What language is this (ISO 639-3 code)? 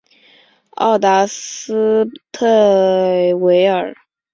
zho